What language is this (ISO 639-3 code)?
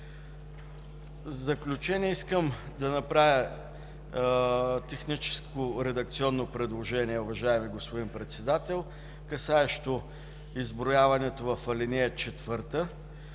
bul